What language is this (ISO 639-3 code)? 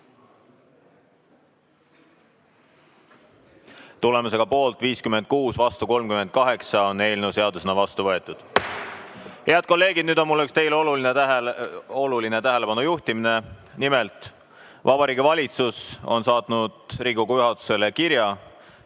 est